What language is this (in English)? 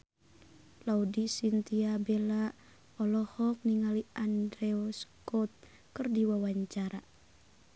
Sundanese